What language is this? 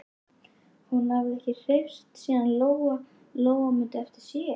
Icelandic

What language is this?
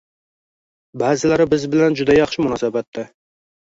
Uzbek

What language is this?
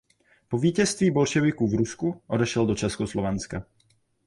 Czech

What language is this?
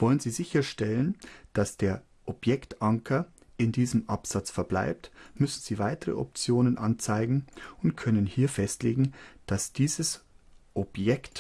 German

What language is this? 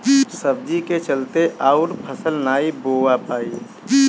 Bhojpuri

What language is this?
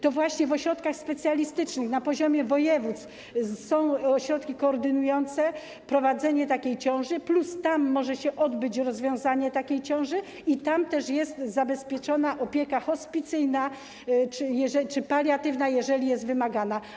Polish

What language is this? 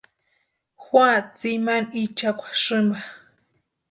Western Highland Purepecha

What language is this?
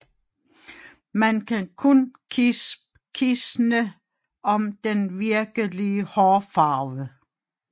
Danish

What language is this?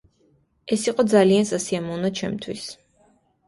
Georgian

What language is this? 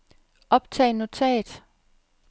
Danish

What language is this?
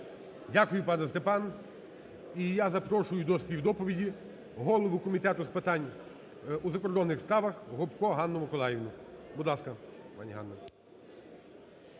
Ukrainian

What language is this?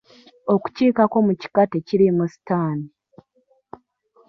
Ganda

